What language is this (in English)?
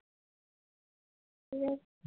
Bangla